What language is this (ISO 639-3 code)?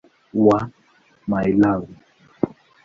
swa